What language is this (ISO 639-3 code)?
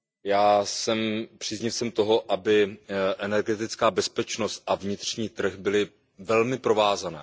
ces